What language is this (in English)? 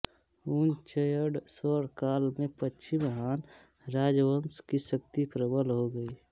Hindi